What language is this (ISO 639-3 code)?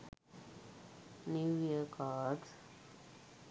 sin